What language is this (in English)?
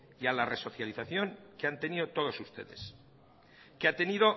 Spanish